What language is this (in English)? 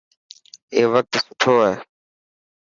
Dhatki